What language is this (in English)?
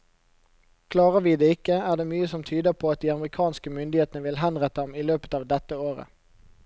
Norwegian